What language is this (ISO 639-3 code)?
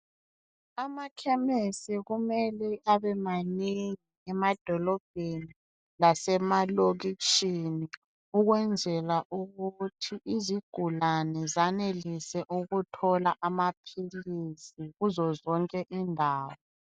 nde